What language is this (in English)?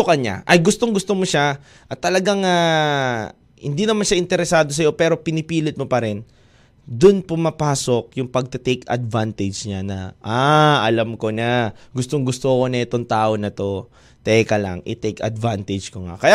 Filipino